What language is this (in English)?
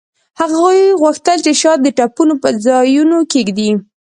Pashto